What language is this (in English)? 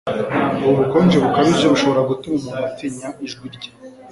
Kinyarwanda